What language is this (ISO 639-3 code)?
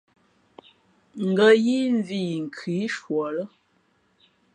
fmp